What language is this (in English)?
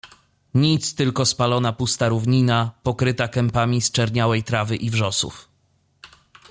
Polish